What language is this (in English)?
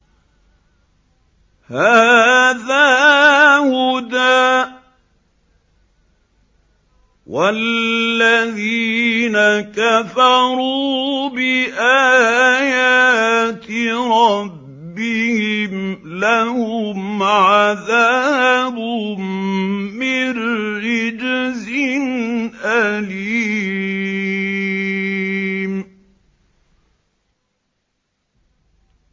Arabic